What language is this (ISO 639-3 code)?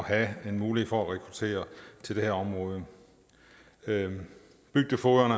dan